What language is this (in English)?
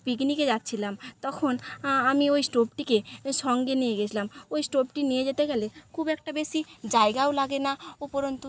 Bangla